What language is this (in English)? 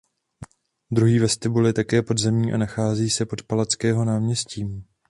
Czech